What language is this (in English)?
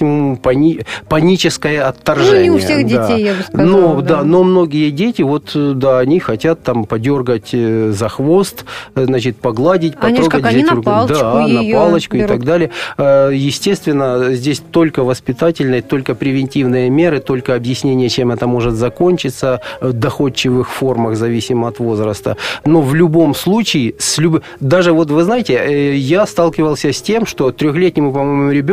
Russian